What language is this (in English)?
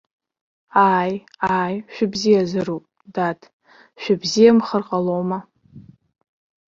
Abkhazian